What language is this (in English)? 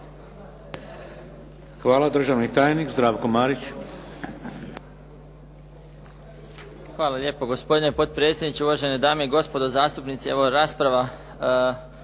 Croatian